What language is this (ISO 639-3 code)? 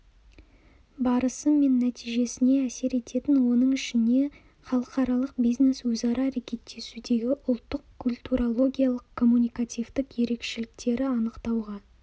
kaz